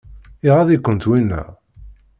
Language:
Kabyle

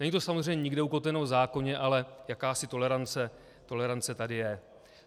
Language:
Czech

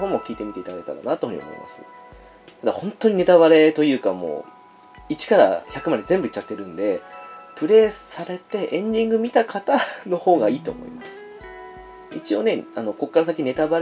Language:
Japanese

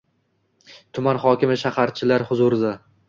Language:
Uzbek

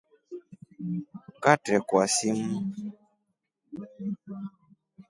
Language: Rombo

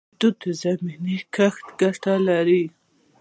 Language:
Pashto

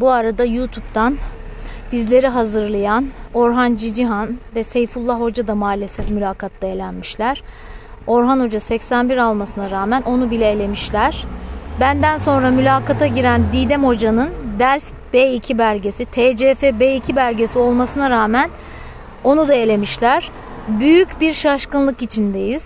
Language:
Turkish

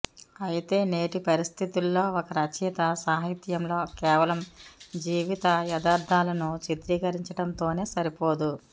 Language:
Telugu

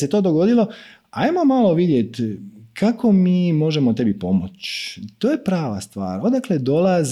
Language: Croatian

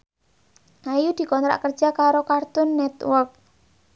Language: Javanese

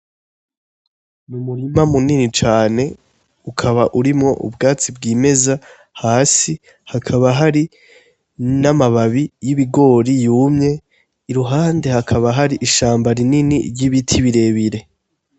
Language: Rundi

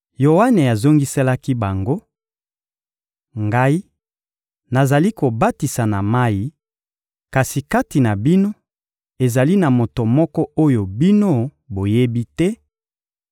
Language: Lingala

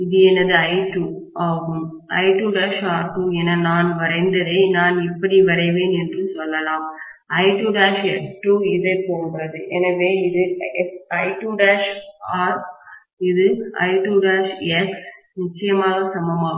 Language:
Tamil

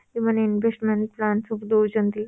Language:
Odia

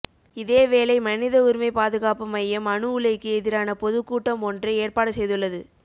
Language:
Tamil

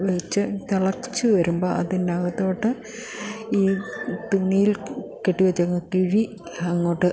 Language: Malayalam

